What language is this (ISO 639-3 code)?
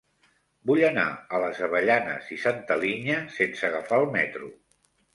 cat